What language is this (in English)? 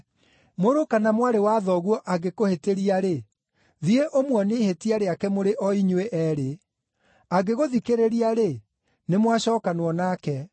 Kikuyu